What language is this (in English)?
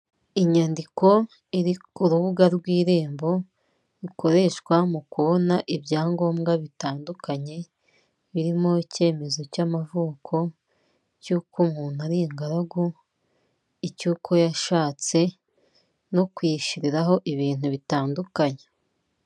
Kinyarwanda